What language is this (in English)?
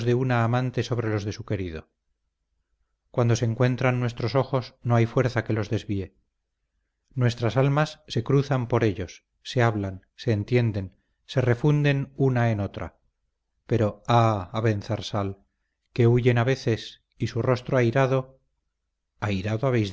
Spanish